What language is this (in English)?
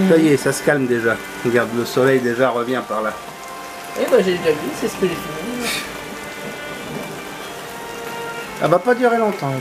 French